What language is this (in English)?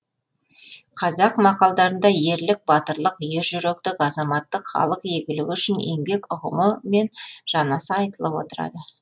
Kazakh